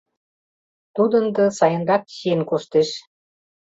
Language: Mari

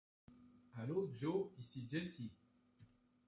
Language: French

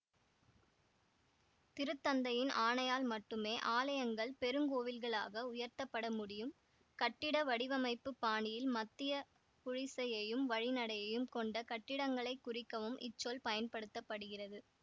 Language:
Tamil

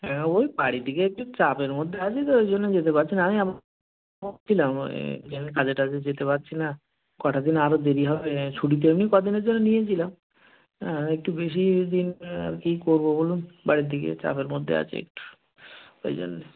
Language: Bangla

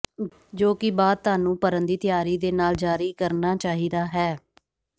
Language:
Punjabi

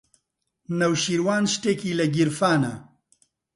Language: Central Kurdish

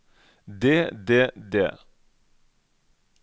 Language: Norwegian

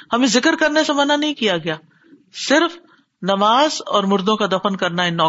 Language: Urdu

